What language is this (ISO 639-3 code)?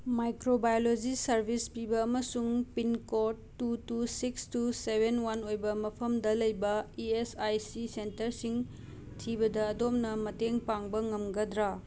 mni